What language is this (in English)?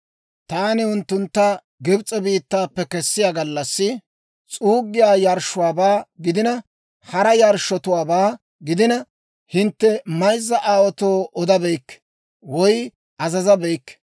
Dawro